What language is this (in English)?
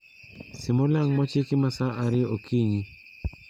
Luo (Kenya and Tanzania)